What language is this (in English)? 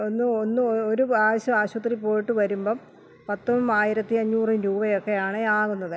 Malayalam